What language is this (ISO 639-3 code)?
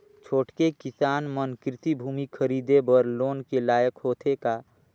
hne